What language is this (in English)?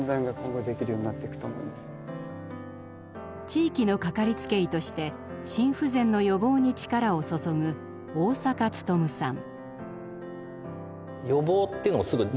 Japanese